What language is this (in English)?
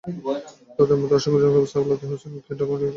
Bangla